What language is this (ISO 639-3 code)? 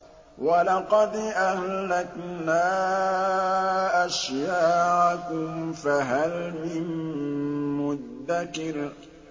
ara